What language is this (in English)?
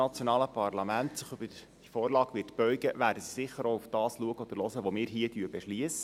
Swiss German